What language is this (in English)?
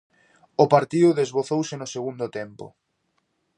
Galician